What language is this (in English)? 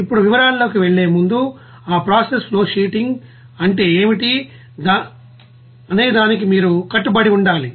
Telugu